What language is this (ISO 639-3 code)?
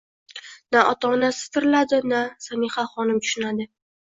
uzb